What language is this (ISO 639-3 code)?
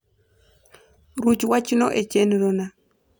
luo